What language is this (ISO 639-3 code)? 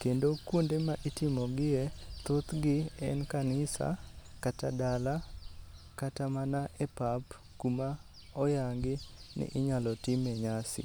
luo